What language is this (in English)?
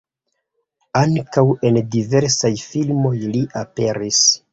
Esperanto